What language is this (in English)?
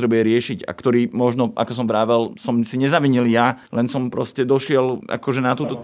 Slovak